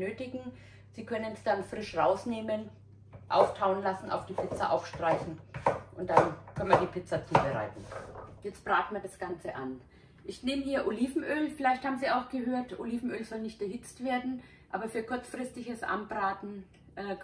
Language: German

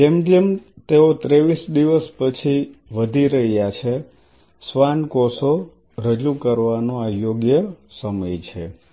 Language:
Gujarati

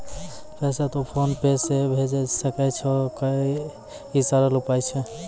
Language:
Maithili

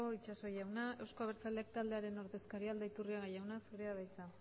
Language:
Basque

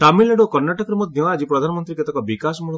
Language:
Odia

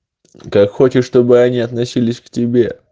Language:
Russian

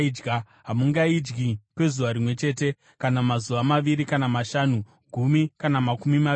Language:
Shona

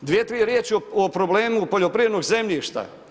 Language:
Croatian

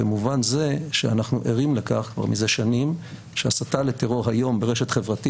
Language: Hebrew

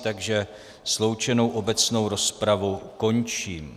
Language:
Czech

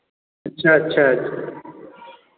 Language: Hindi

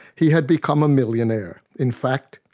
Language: English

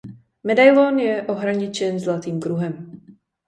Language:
Czech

